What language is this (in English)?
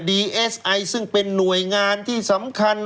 Thai